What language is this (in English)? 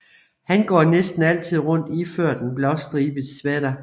Danish